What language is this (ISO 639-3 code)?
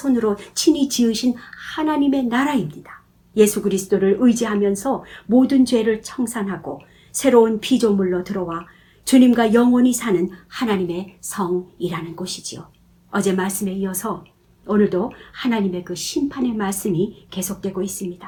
kor